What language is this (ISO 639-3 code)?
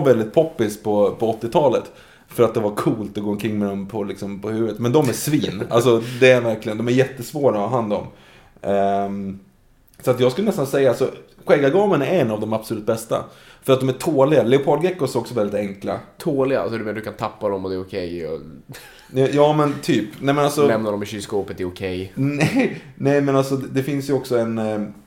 swe